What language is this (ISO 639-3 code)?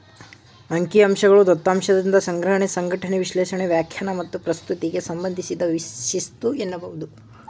kan